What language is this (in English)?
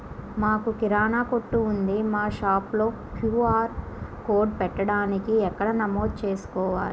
Telugu